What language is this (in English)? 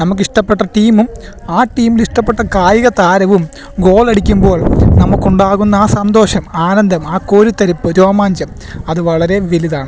Malayalam